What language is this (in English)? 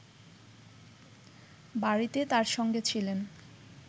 Bangla